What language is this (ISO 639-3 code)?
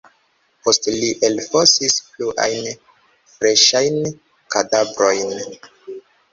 epo